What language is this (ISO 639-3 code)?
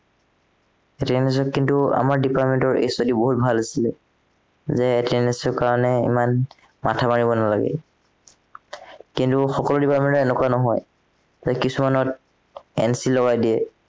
asm